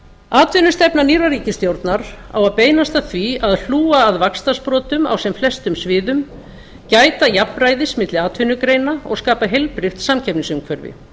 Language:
Icelandic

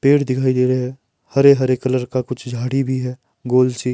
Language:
Hindi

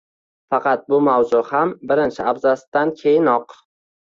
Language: Uzbek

